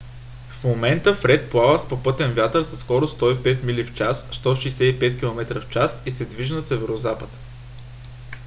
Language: Bulgarian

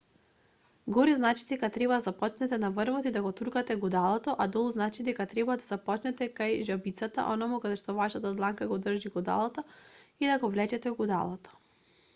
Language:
Macedonian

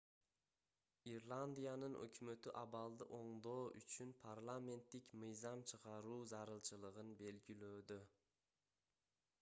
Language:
Kyrgyz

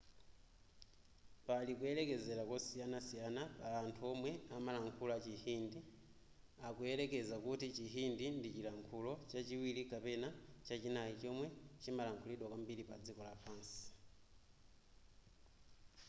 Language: Nyanja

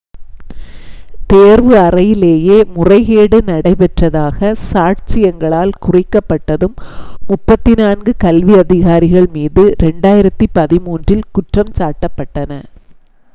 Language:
Tamil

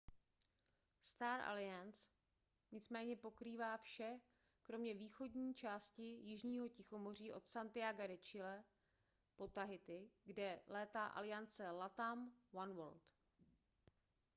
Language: Czech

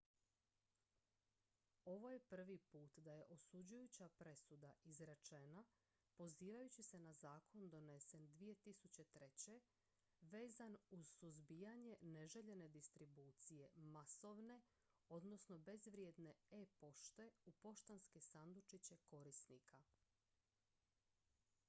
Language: Croatian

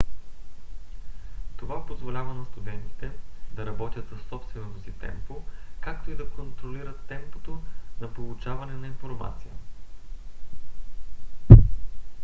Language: Bulgarian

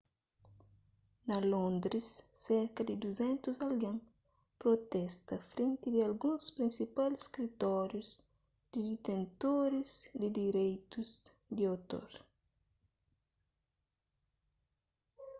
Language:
Kabuverdianu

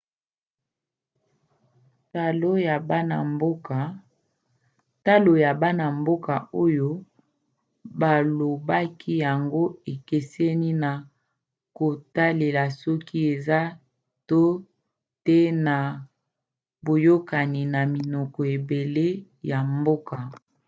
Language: Lingala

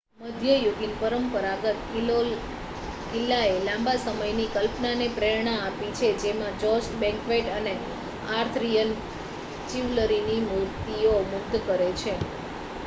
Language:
Gujarati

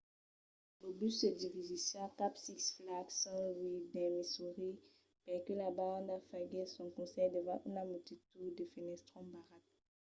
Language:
Occitan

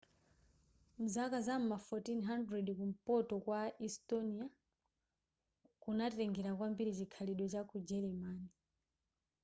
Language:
Nyanja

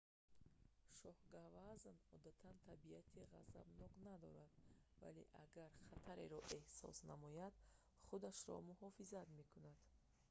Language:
Tajik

